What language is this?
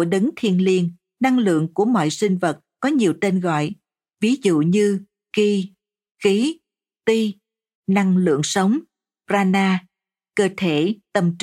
Vietnamese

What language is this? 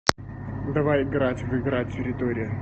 Russian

